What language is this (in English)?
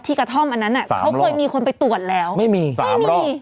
Thai